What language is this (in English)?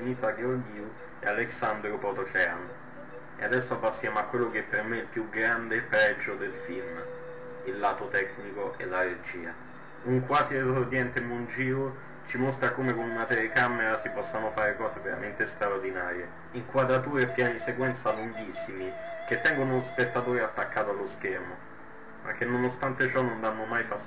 Italian